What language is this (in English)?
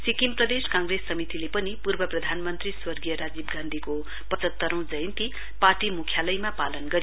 Nepali